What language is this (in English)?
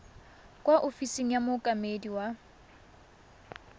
Tswana